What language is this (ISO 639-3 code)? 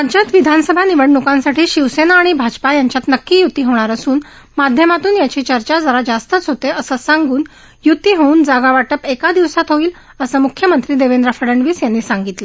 mar